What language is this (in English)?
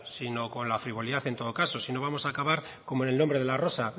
Spanish